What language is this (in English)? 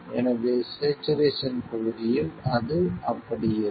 Tamil